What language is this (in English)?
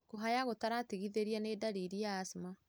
Kikuyu